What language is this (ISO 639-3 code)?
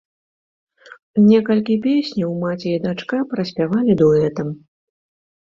bel